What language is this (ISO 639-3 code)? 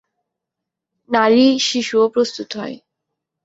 ben